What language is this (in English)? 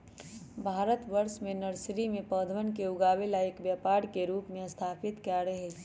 Magahi